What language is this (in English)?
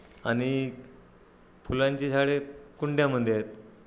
Marathi